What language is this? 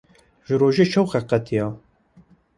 Kurdish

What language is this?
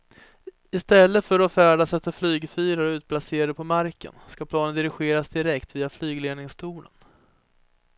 Swedish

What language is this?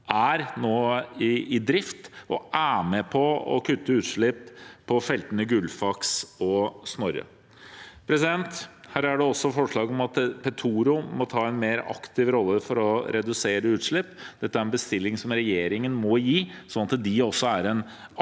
Norwegian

